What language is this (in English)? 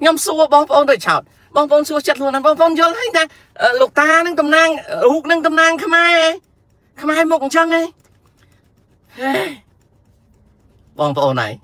Thai